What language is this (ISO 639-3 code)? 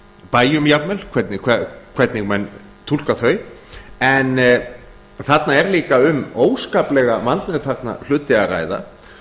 isl